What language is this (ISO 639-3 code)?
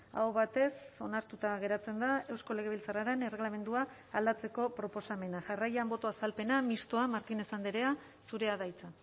eus